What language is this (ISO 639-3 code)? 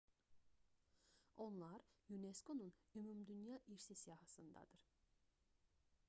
aze